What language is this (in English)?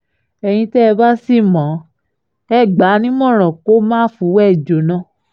Yoruba